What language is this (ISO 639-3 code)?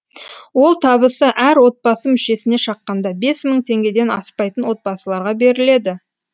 kaz